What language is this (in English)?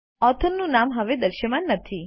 Gujarati